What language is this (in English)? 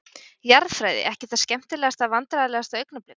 Icelandic